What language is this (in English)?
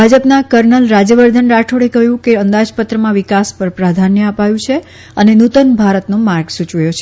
Gujarati